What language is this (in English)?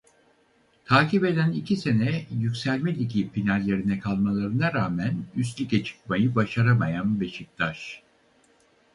Turkish